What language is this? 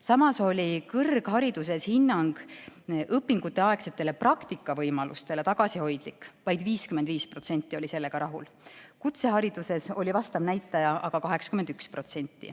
Estonian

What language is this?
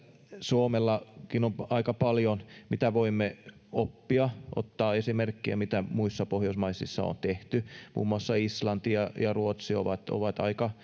Finnish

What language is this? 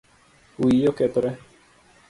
Luo (Kenya and Tanzania)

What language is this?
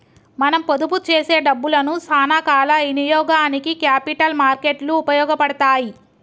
Telugu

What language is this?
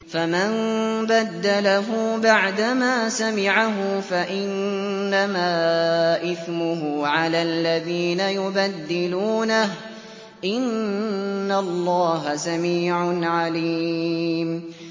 Arabic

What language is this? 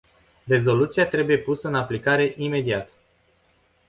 Romanian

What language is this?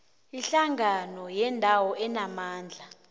South Ndebele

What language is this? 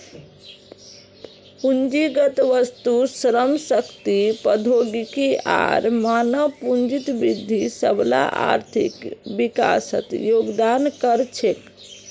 Magahi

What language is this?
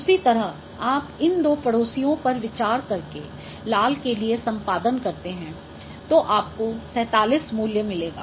Hindi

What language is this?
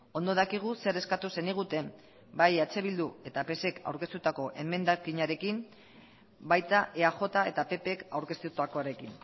Basque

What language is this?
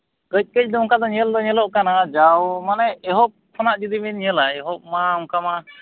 Santali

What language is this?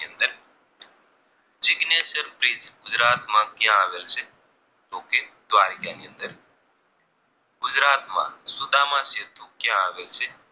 Gujarati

